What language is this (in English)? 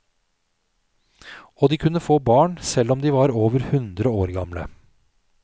Norwegian